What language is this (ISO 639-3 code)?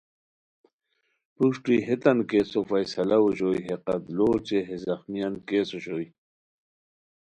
khw